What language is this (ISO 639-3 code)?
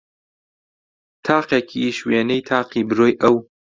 ckb